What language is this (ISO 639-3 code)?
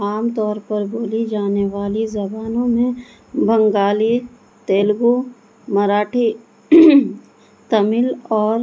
urd